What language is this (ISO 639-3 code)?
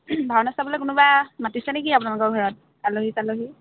asm